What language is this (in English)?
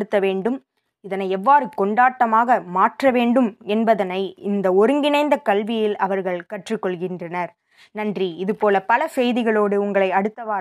Tamil